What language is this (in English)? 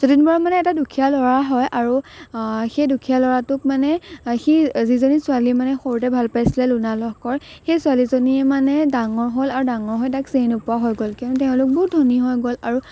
Assamese